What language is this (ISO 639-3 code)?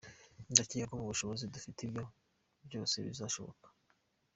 kin